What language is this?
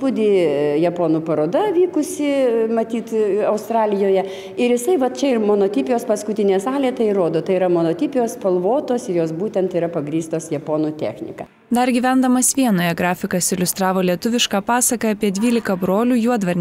Lithuanian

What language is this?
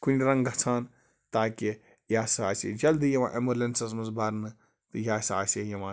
Kashmiri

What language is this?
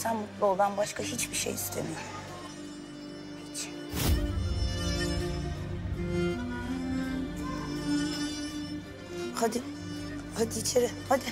Turkish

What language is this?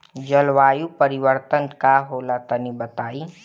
Bhojpuri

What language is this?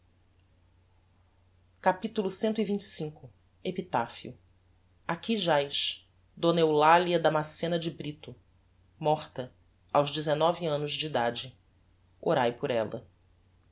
Portuguese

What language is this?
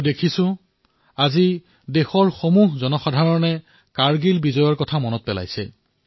Assamese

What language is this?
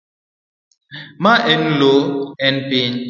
Luo (Kenya and Tanzania)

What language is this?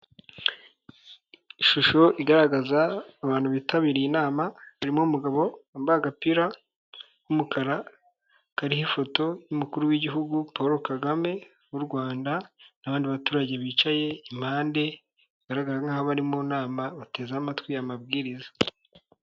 Kinyarwanda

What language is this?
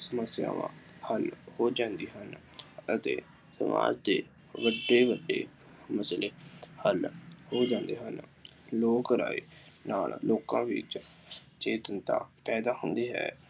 Punjabi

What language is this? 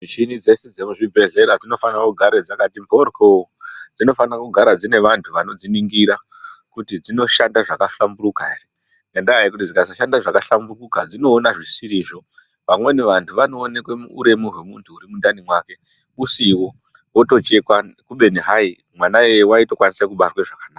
Ndau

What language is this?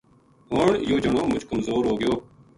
Gujari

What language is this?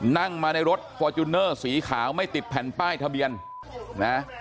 Thai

